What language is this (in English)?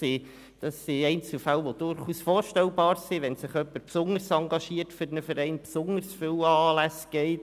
Swiss German